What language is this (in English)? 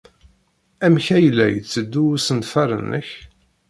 Kabyle